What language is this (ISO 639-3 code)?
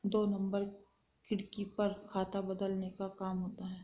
hin